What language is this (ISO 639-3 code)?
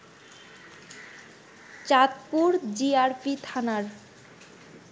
ben